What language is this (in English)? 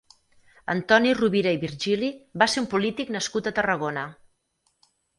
Catalan